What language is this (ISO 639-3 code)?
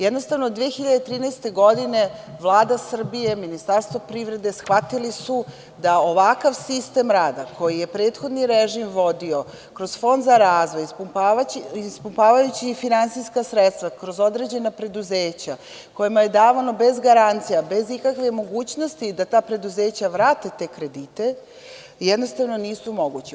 srp